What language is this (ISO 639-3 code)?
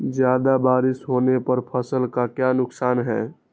mag